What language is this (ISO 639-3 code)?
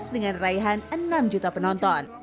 ind